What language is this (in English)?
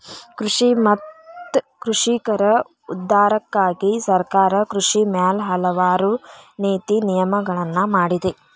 Kannada